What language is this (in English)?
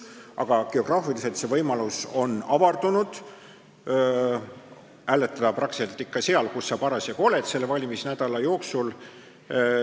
Estonian